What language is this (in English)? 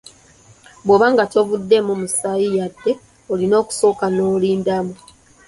Ganda